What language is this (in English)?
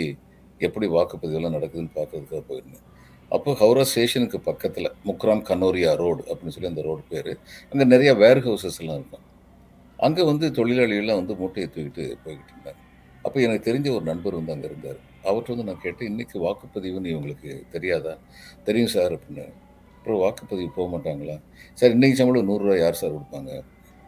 Tamil